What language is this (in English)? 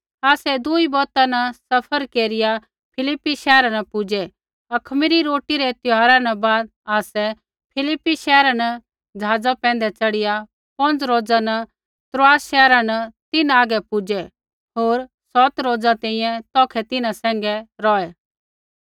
Kullu Pahari